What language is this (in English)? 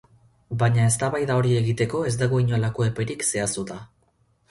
Basque